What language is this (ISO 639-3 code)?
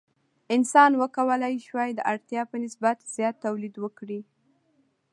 pus